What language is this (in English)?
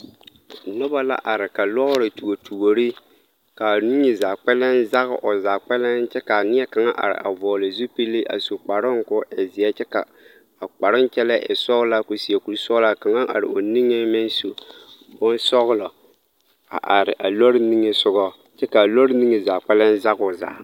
Southern Dagaare